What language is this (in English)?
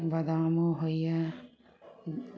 Maithili